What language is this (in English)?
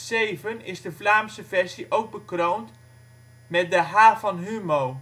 Dutch